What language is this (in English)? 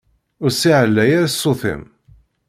Kabyle